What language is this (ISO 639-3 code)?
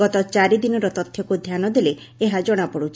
ori